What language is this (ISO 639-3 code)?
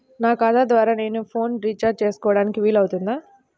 tel